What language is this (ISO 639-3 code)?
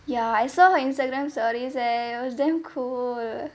eng